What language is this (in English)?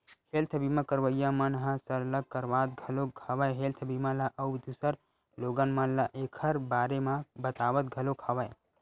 Chhattisgarhi